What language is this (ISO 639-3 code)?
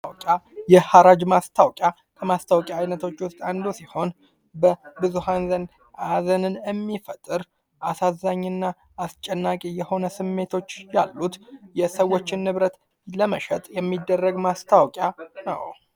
amh